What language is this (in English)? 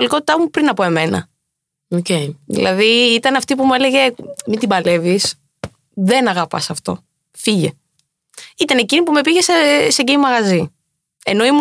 Greek